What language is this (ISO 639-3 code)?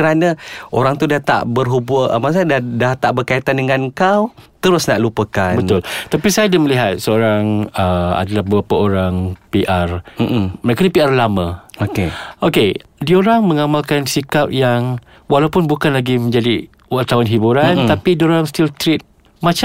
msa